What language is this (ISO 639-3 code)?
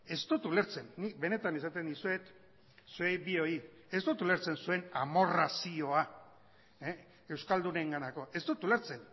eus